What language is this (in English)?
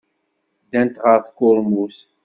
Kabyle